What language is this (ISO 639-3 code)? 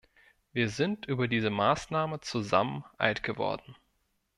deu